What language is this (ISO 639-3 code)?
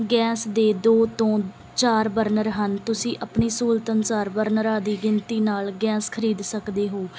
pan